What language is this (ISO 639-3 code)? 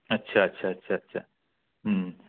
urd